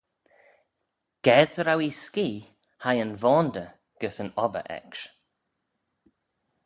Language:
Manx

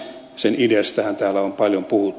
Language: Finnish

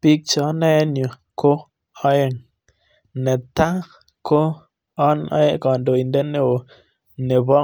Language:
Kalenjin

